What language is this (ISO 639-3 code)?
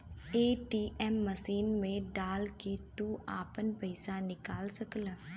bho